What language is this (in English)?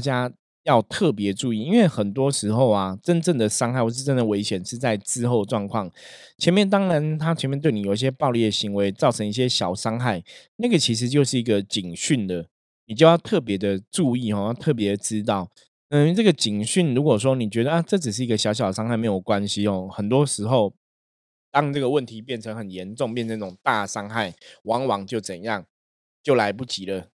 Chinese